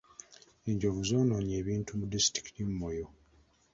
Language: Ganda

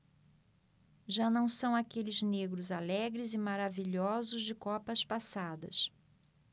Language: Portuguese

